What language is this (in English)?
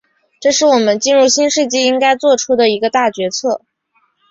Chinese